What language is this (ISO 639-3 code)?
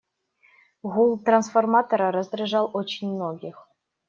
rus